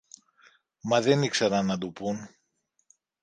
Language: Greek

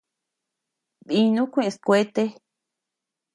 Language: Tepeuxila Cuicatec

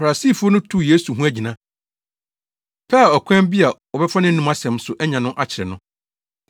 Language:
Akan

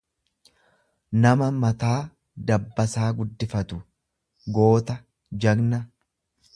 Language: Oromo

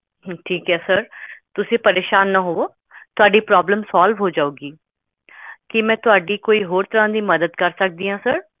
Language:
Punjabi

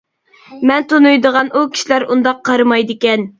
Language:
Uyghur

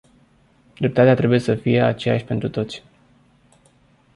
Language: Romanian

